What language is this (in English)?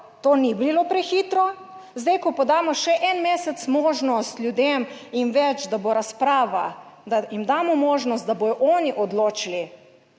Slovenian